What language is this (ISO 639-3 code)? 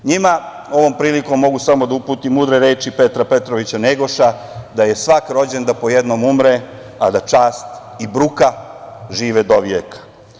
srp